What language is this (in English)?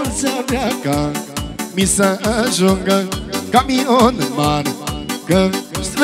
Romanian